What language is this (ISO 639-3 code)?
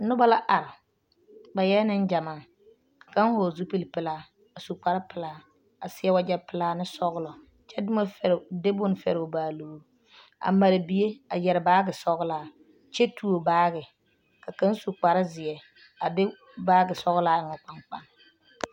dga